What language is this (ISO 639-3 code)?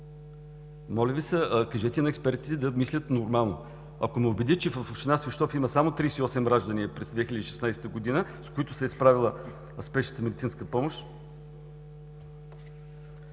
bul